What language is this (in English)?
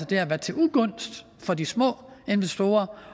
Danish